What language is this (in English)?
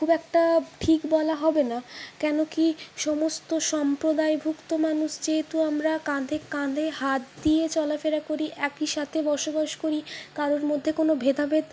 Bangla